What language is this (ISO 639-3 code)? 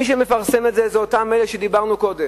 heb